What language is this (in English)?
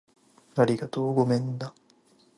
Japanese